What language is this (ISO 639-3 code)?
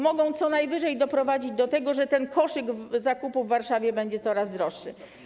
pol